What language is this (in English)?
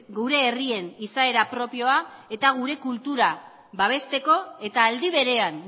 Basque